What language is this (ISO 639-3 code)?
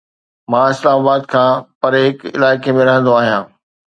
snd